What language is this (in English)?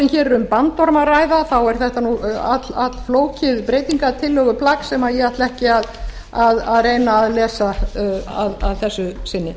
Icelandic